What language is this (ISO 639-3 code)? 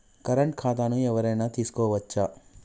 tel